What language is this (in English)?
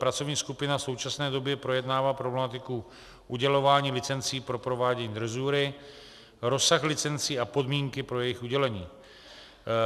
Czech